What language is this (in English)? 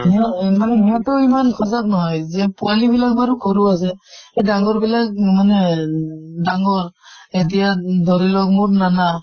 Assamese